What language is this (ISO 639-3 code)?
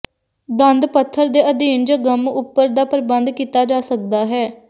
pan